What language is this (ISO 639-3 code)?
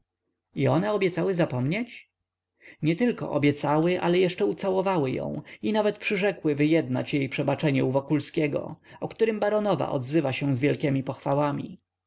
pol